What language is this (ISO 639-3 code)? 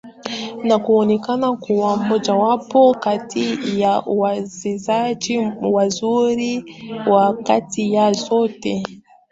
swa